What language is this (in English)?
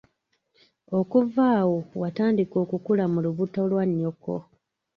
Ganda